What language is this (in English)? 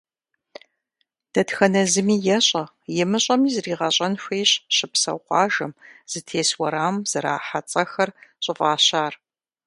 Kabardian